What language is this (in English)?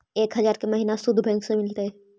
Magahi